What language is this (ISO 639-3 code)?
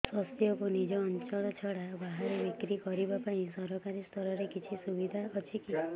ori